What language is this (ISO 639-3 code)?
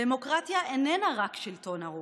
heb